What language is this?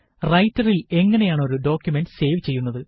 Malayalam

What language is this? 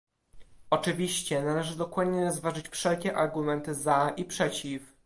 Polish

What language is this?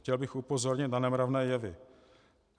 Czech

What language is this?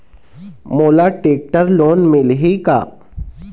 Chhattisgarhi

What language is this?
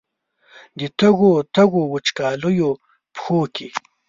Pashto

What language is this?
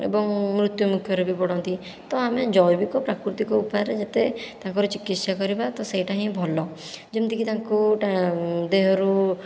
Odia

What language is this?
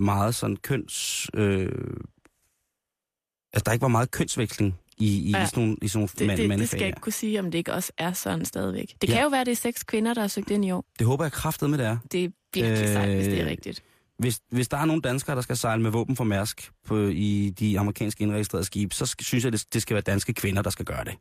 Danish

